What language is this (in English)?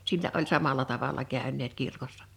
Finnish